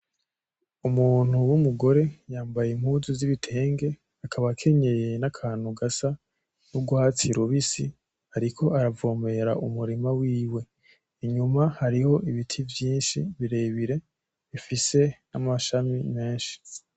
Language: Rundi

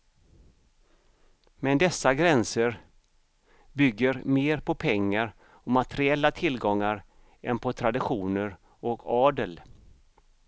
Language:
Swedish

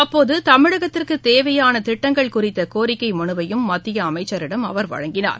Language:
Tamil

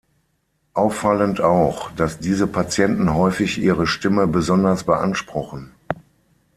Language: German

